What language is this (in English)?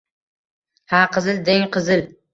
Uzbek